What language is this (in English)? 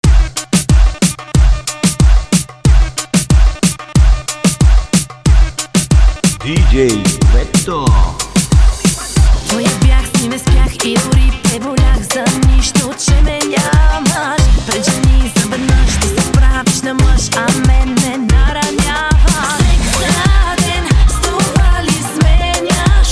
Bulgarian